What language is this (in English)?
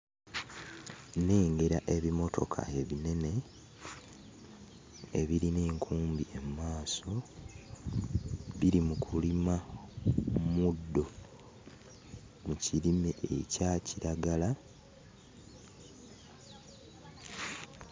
Ganda